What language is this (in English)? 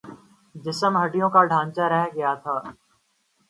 Urdu